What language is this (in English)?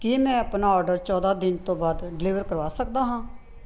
Punjabi